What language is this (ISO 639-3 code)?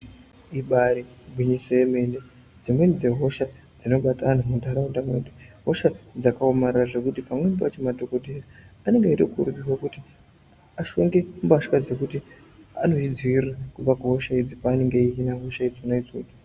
ndc